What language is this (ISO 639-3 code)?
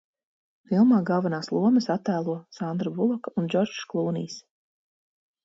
lav